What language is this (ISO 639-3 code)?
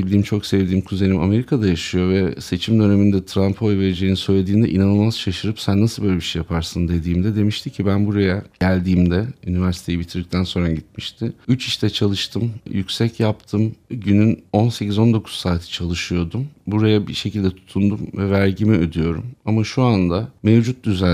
tur